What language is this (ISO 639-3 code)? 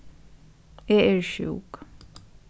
fao